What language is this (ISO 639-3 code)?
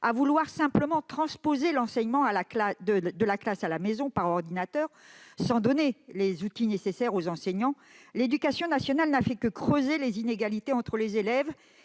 fra